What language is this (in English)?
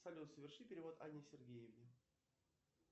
Russian